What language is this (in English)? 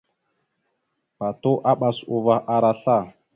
Mada (Cameroon)